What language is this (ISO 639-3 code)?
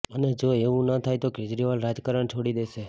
guj